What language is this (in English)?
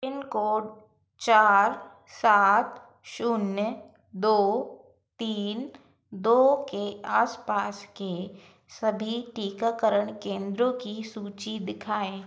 Hindi